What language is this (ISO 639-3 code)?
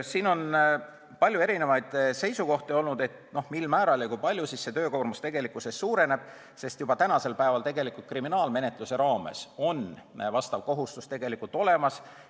est